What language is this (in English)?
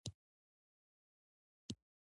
Pashto